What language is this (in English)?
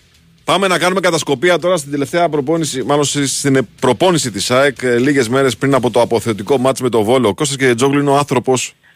Greek